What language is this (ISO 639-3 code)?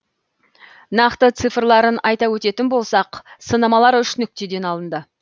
kaz